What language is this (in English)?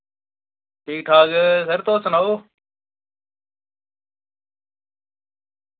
Dogri